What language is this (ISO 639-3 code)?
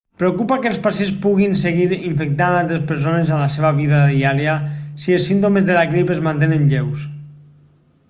cat